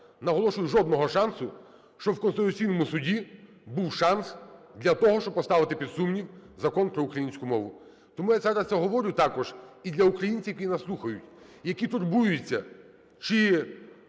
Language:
Ukrainian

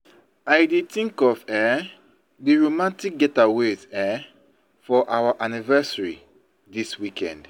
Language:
Nigerian Pidgin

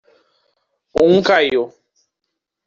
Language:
Portuguese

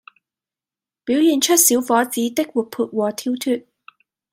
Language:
Cantonese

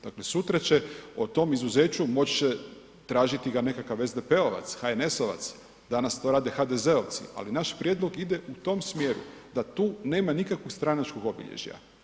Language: Croatian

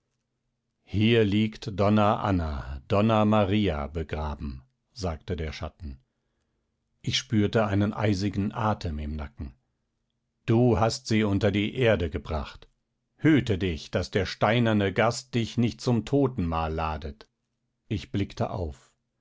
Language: German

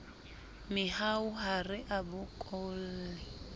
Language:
Southern Sotho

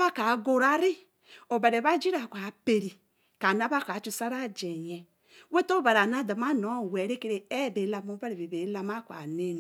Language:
Eleme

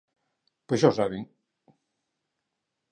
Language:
Galician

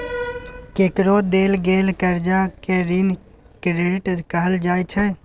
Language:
Maithili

